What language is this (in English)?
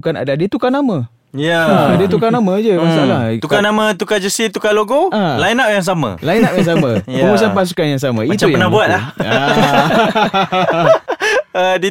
Malay